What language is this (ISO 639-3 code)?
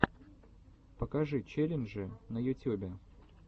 rus